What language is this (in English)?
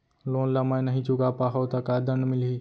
Chhattisgarhi